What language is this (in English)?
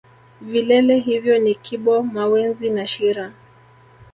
Swahili